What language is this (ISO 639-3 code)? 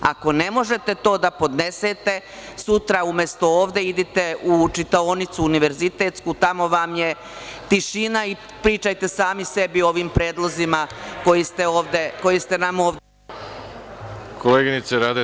srp